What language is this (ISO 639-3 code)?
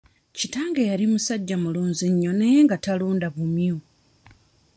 lug